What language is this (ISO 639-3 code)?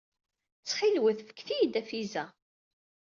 kab